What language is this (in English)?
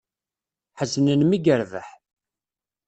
Kabyle